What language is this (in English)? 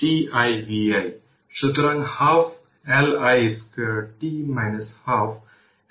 Bangla